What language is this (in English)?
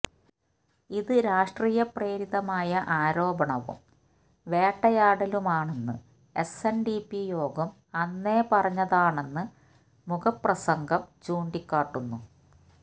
Malayalam